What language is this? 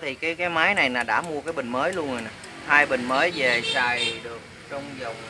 Vietnamese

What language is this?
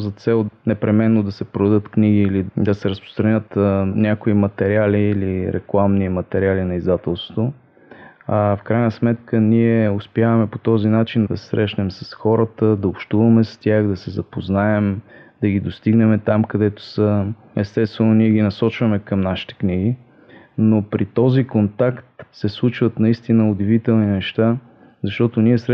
Bulgarian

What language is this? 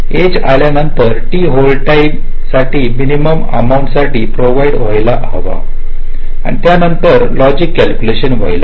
Marathi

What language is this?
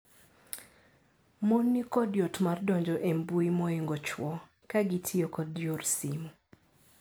Luo (Kenya and Tanzania)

